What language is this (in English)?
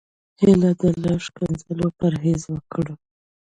Pashto